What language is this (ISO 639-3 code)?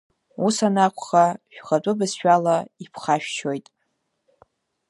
abk